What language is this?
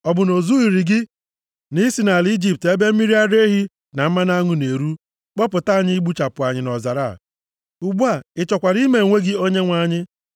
Igbo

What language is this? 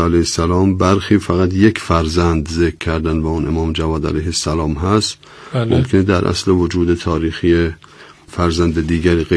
Persian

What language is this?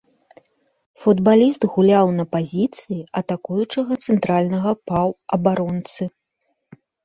Belarusian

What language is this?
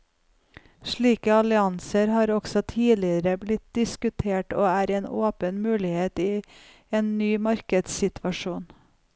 Norwegian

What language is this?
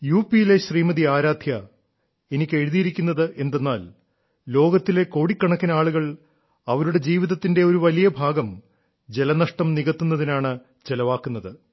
Malayalam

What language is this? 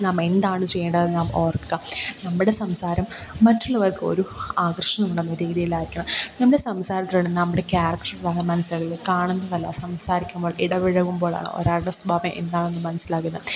Malayalam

